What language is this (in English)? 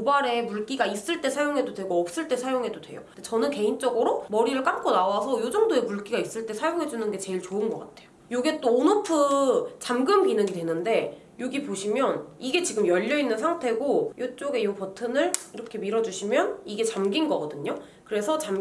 Korean